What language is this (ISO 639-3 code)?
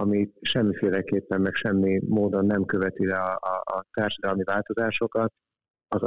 hun